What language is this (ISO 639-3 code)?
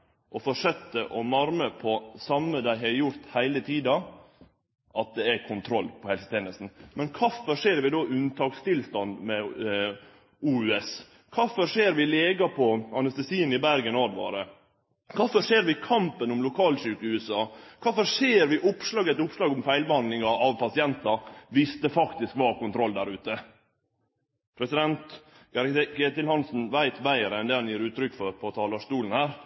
nno